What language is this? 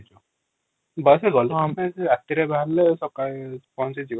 Odia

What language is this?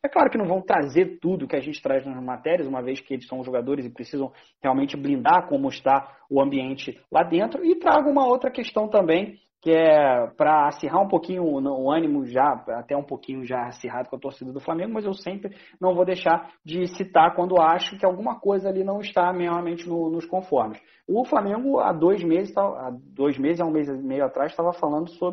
Portuguese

